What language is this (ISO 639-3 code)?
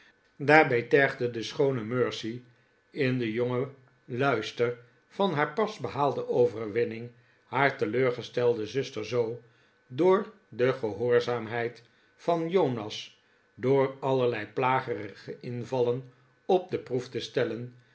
nld